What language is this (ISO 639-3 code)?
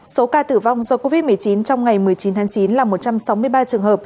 vie